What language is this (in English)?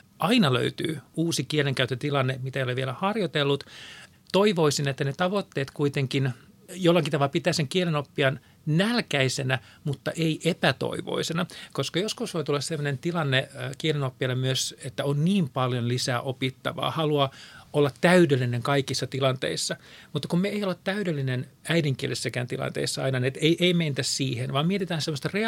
Finnish